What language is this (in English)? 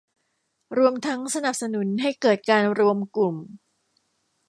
Thai